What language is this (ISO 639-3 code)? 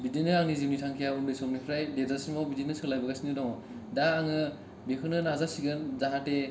brx